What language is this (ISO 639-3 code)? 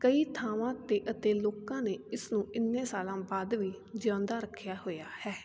pan